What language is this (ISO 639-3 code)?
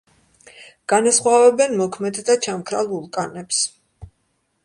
kat